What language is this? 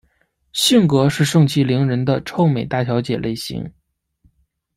Chinese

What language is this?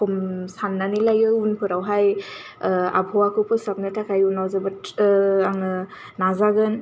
Bodo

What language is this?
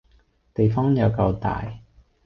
Cantonese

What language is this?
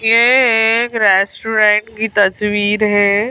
Hindi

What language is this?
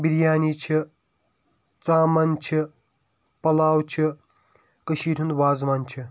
Kashmiri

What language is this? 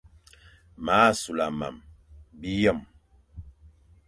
Fang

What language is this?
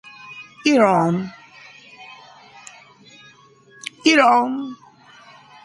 Persian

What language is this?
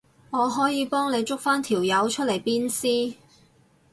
Cantonese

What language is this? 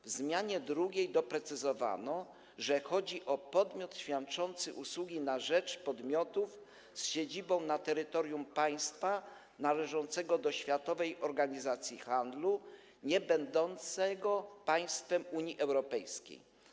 Polish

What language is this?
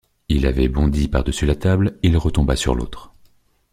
French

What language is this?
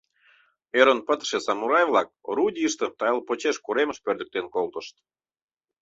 Mari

